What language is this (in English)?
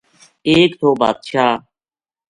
Gujari